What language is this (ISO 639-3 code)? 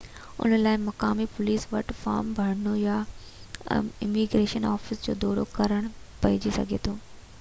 snd